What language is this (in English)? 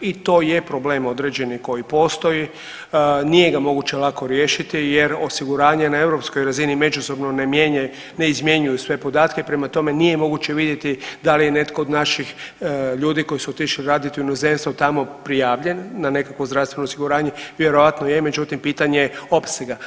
Croatian